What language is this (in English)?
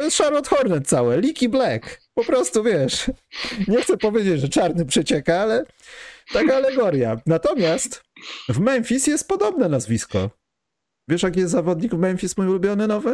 Polish